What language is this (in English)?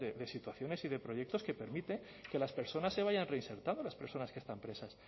Spanish